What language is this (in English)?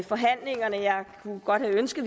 Danish